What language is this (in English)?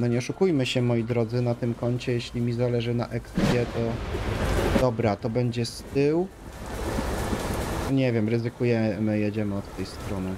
Polish